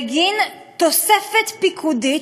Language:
Hebrew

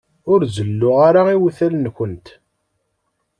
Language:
Kabyle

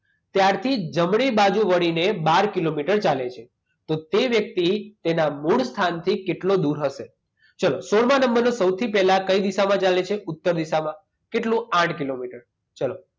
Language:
Gujarati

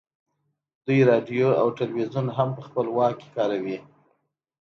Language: Pashto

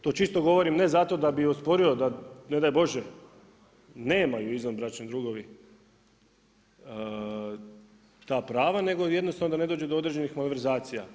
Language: Croatian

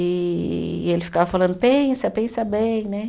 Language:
Portuguese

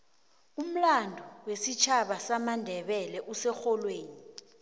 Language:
South Ndebele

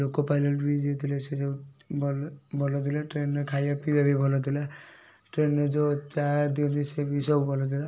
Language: Odia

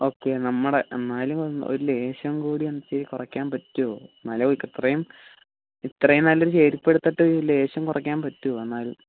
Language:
Malayalam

